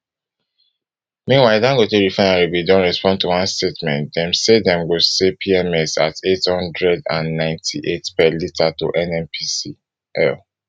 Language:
Nigerian Pidgin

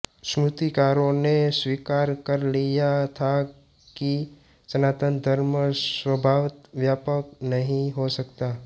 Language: Hindi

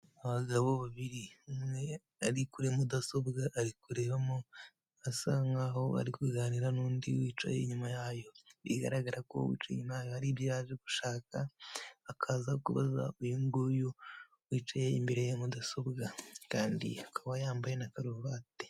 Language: Kinyarwanda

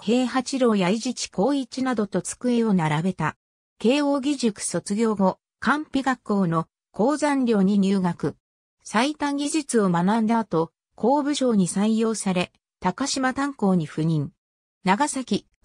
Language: Japanese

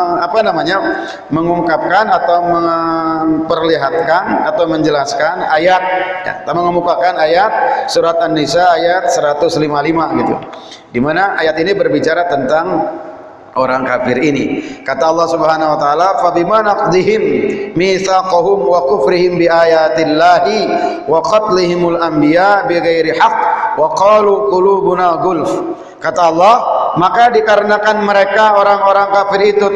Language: Indonesian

